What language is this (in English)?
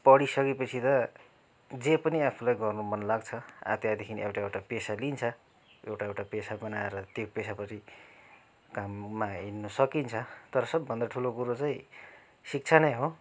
Nepali